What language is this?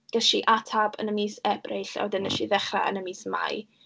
Welsh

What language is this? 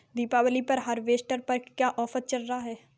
Hindi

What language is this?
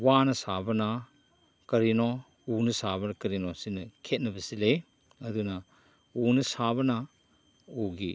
Manipuri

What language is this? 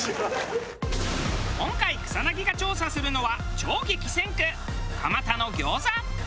Japanese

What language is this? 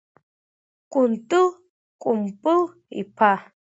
Abkhazian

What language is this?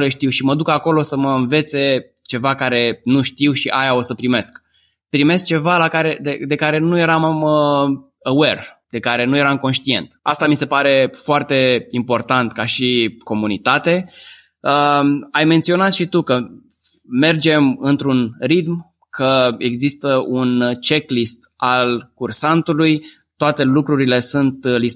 Romanian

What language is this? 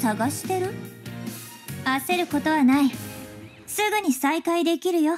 Japanese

